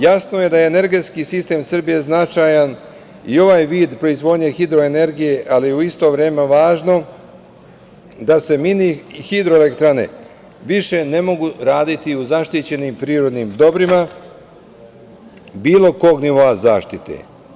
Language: Serbian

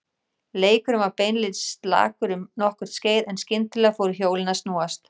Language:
Icelandic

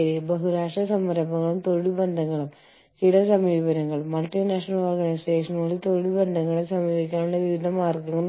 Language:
Malayalam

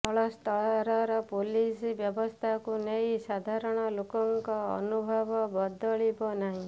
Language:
Odia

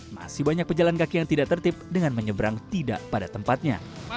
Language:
Indonesian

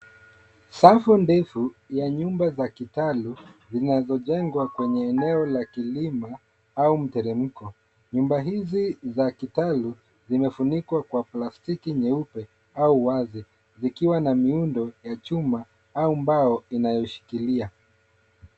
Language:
Swahili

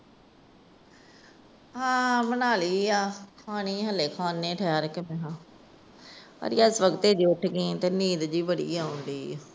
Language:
Punjabi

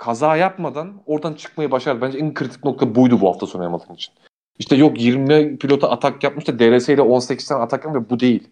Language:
Turkish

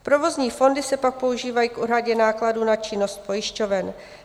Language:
Czech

